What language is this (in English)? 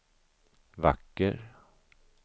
Swedish